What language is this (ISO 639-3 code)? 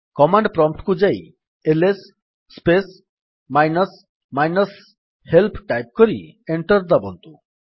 ori